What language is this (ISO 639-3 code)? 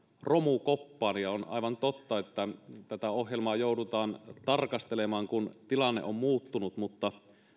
fin